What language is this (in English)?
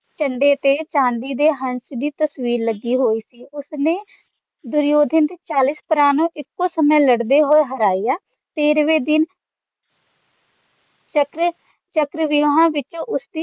Punjabi